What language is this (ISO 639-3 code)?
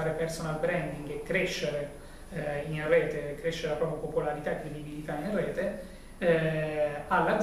ita